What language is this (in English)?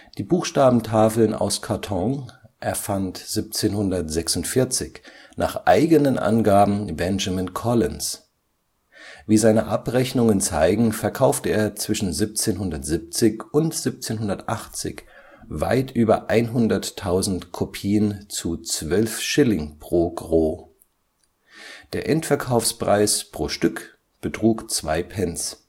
German